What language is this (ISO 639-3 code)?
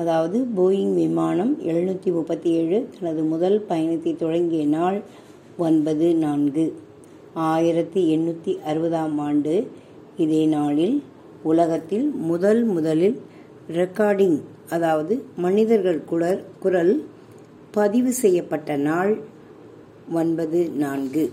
tam